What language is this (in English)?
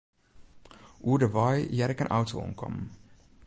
Western Frisian